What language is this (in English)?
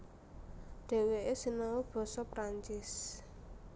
Javanese